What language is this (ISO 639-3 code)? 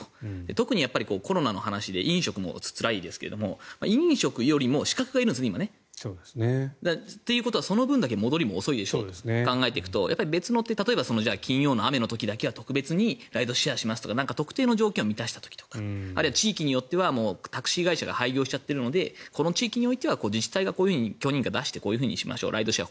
jpn